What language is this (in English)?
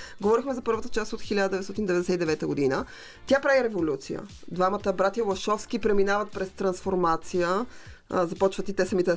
Bulgarian